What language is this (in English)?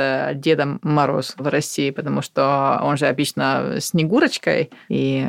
Russian